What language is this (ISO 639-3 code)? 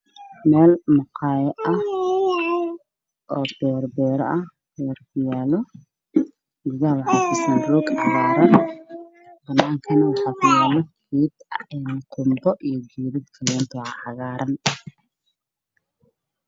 som